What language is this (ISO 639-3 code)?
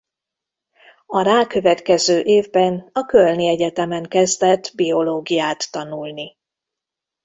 hun